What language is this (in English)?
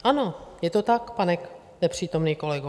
Czech